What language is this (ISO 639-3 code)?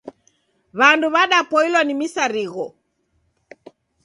dav